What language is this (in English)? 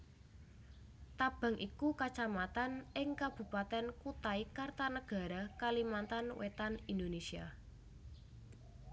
Javanese